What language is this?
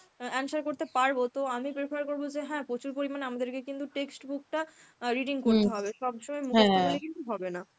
Bangla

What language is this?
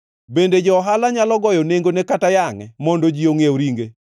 Luo (Kenya and Tanzania)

